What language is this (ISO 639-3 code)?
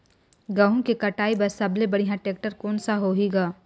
hne